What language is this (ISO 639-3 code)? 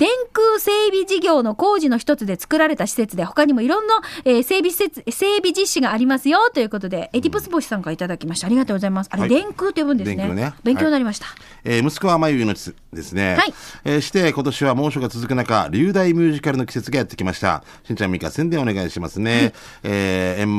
jpn